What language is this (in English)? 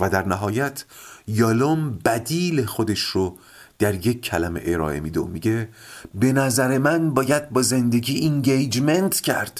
Persian